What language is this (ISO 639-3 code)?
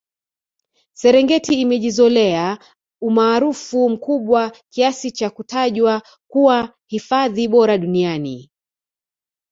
swa